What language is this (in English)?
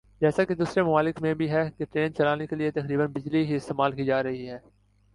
Urdu